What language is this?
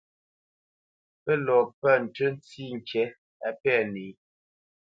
Bamenyam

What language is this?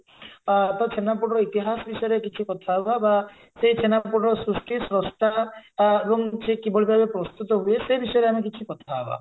Odia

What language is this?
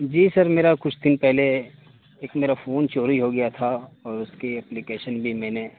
Urdu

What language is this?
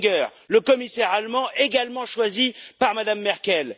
French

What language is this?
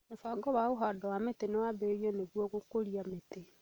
Kikuyu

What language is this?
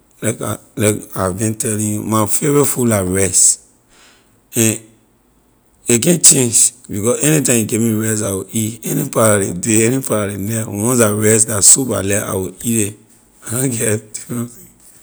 Liberian English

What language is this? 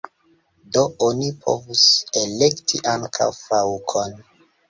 Esperanto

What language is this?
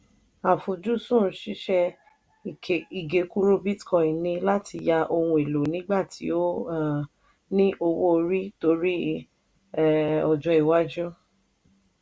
Yoruba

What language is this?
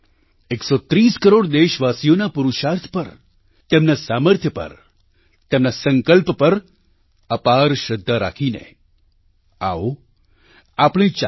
Gujarati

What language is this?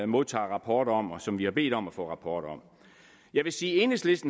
Danish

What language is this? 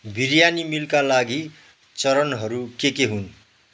Nepali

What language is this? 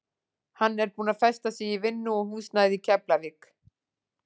Icelandic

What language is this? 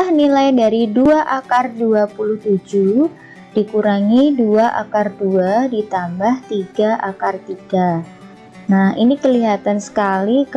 Indonesian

